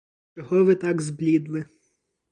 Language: Ukrainian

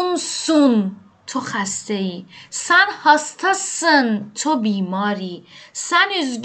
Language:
Persian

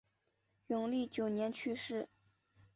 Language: Chinese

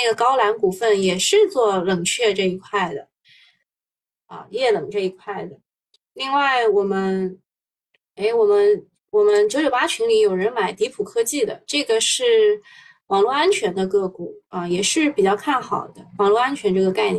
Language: Chinese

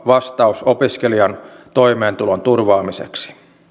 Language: Finnish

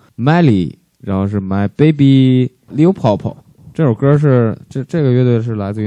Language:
Chinese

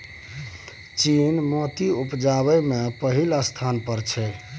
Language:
Maithili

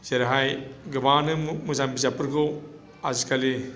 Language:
Bodo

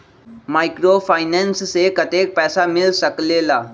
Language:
Magahi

